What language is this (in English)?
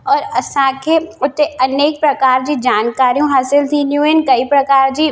Sindhi